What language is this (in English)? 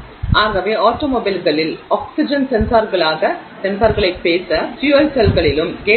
Tamil